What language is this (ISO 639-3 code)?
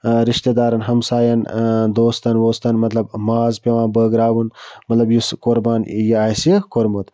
kas